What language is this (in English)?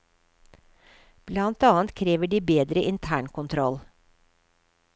Norwegian